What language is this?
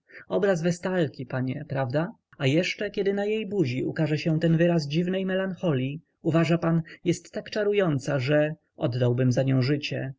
Polish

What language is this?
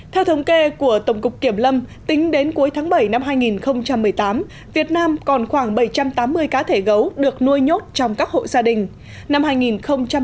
Vietnamese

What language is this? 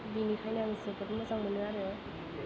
Bodo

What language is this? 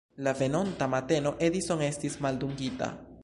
Esperanto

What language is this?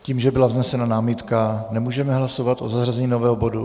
Czech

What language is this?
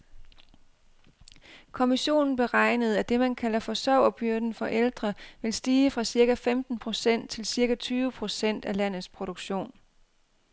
Danish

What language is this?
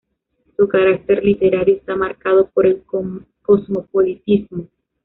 Spanish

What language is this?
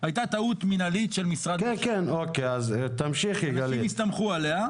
Hebrew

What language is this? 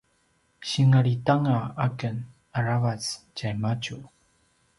Paiwan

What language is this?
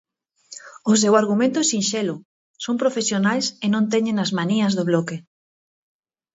Galician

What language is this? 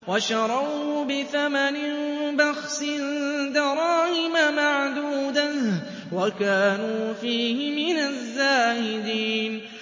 Arabic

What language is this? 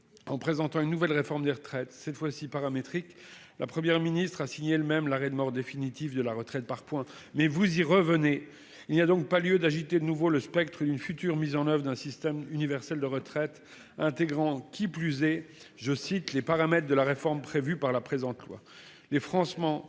French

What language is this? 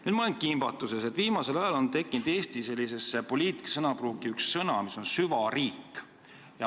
Estonian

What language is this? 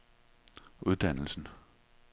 Danish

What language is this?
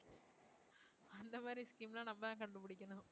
Tamil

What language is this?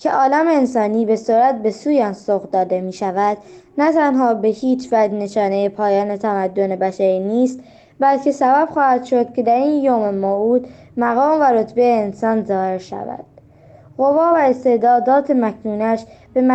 Persian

